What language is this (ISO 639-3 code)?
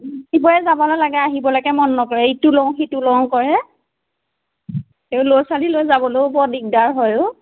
asm